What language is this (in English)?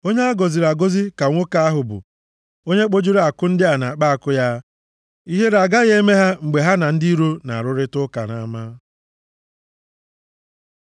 Igbo